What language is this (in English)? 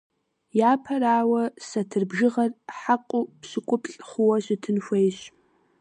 Kabardian